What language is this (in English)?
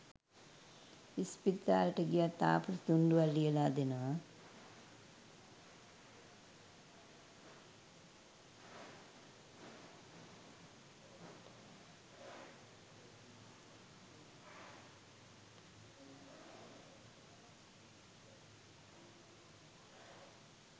Sinhala